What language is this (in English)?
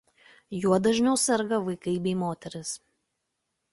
Lithuanian